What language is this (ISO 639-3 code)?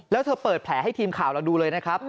tha